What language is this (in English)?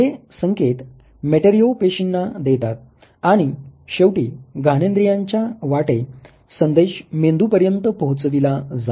Marathi